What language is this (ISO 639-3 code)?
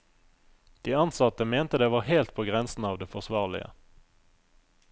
nor